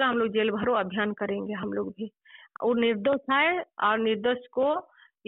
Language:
Telugu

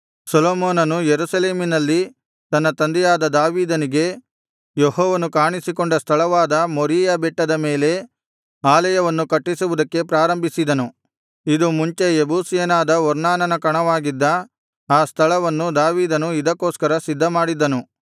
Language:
Kannada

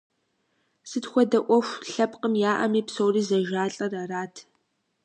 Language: Kabardian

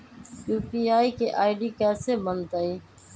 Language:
Magahi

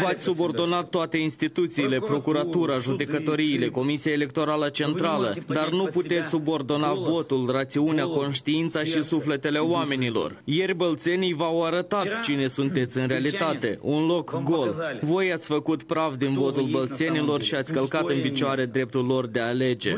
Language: Romanian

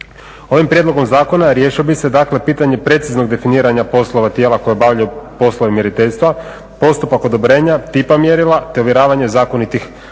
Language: Croatian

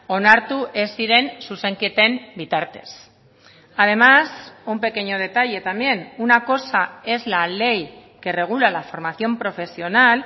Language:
Spanish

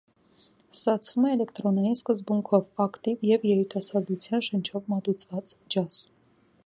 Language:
Armenian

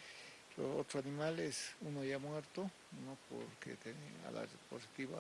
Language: Spanish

